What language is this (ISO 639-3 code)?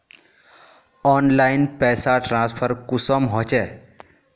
mag